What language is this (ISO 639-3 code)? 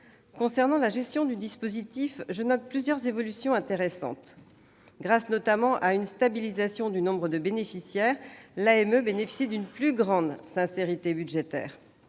fra